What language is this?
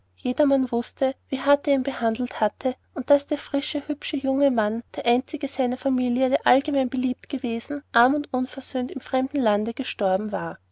German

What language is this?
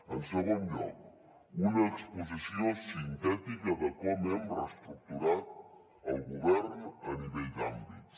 Catalan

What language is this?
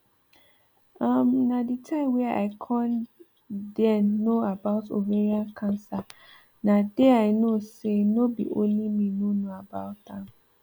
Nigerian Pidgin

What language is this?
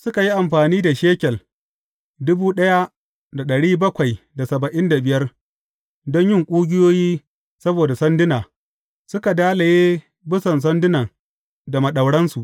Hausa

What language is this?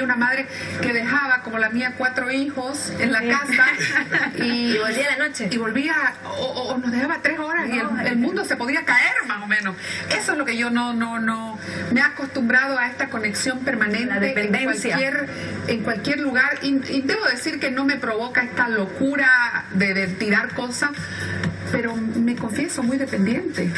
Spanish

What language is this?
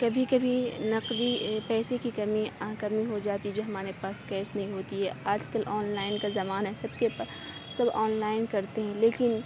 Urdu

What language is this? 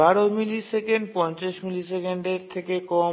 Bangla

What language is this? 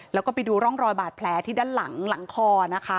Thai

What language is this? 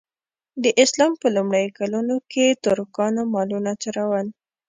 Pashto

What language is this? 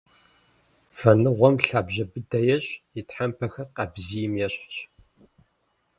Kabardian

